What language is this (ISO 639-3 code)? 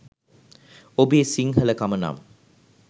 sin